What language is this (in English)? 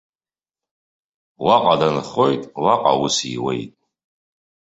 Abkhazian